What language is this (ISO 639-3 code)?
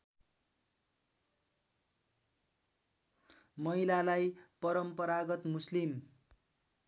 nep